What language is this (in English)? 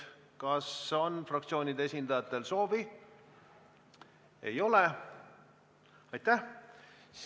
Estonian